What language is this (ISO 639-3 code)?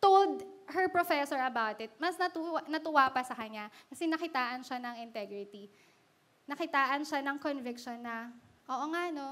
fil